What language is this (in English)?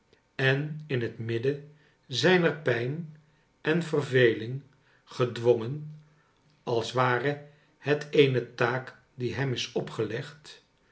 Dutch